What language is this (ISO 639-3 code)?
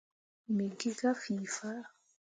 mua